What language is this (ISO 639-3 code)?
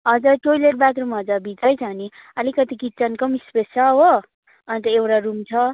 nep